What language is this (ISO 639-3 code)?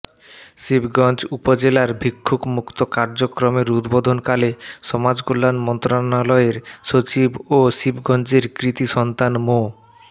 ben